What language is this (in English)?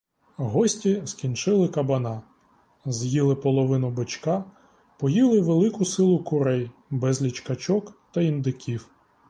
Ukrainian